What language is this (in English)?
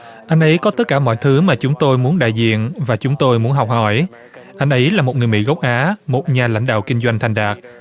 Vietnamese